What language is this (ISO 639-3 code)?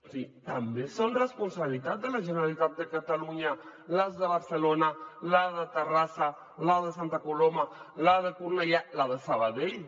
cat